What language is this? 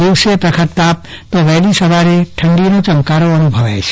Gujarati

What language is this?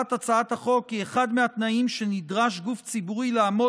Hebrew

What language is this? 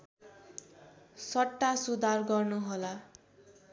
Nepali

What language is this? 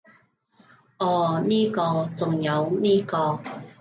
Cantonese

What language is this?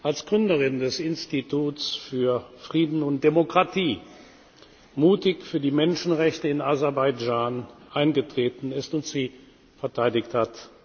German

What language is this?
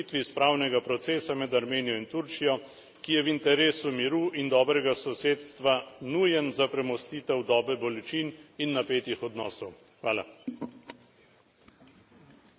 Slovenian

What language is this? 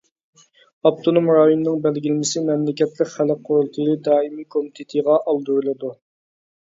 Uyghur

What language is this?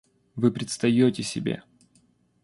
Russian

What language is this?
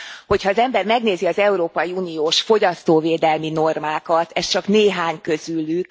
Hungarian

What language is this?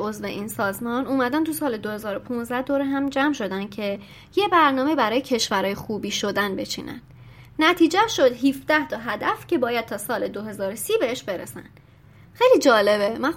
Persian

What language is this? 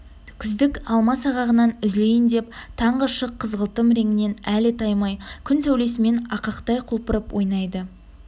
Kazakh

